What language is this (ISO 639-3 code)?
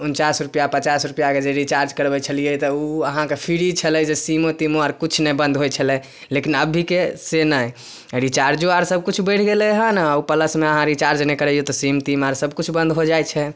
mai